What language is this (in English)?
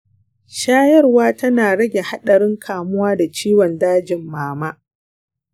Hausa